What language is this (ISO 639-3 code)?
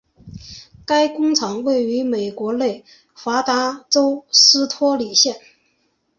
zho